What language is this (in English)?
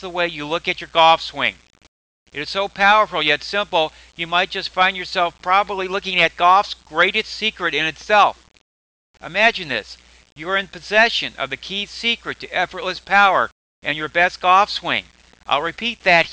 English